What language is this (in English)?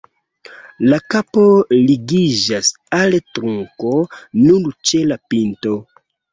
Esperanto